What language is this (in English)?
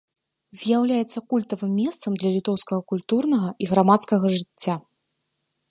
Belarusian